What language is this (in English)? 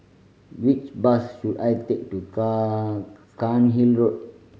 English